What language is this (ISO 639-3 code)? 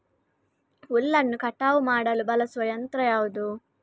kan